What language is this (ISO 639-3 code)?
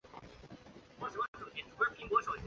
zho